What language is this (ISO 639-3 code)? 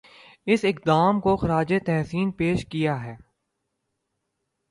urd